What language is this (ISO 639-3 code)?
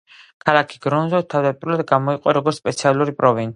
kat